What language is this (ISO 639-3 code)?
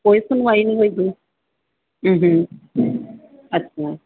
pan